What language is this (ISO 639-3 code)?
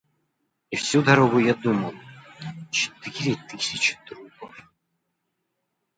rus